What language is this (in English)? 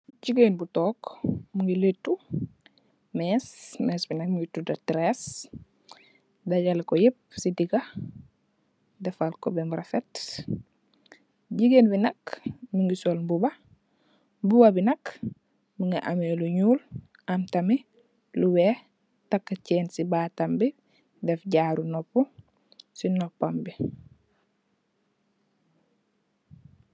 Wolof